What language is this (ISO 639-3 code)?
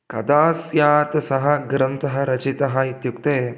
san